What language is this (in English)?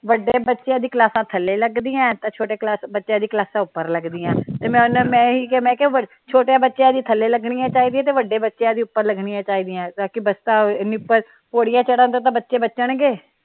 Punjabi